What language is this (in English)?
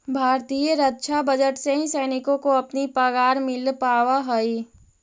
Magahi